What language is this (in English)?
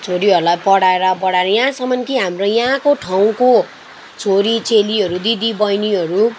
Nepali